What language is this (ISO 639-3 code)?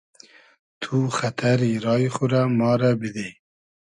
haz